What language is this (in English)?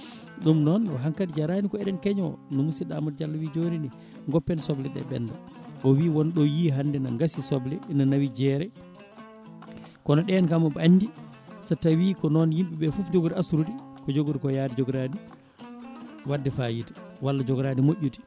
Fula